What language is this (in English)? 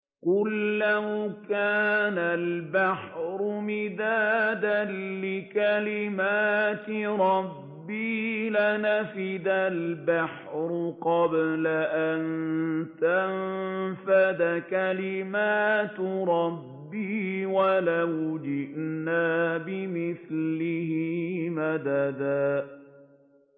Arabic